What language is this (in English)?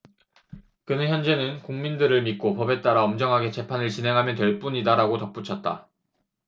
Korean